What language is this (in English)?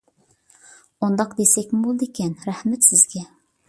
Uyghur